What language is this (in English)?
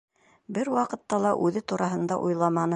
Bashkir